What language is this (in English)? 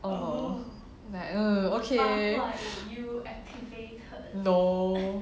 English